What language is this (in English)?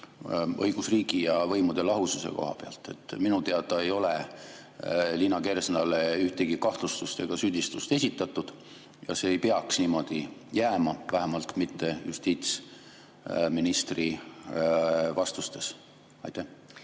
Estonian